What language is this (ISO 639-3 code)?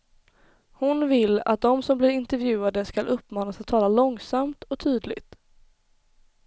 swe